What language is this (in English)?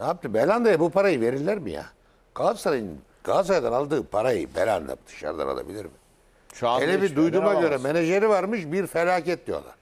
Turkish